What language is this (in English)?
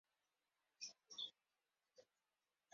English